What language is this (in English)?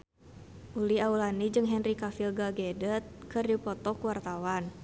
Sundanese